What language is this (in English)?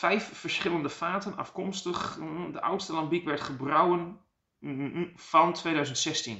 Dutch